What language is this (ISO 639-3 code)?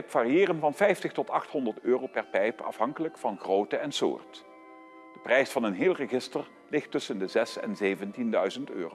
nld